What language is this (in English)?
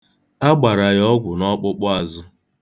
Igbo